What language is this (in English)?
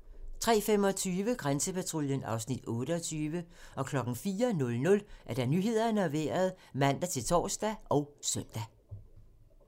Danish